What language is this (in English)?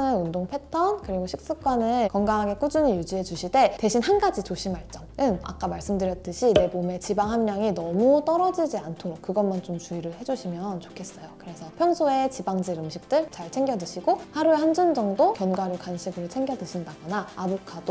Korean